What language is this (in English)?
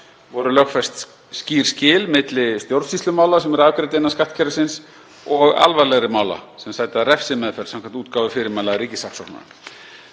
Icelandic